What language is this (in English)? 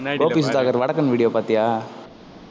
Tamil